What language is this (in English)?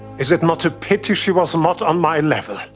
English